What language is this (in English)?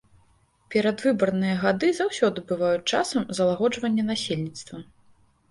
Belarusian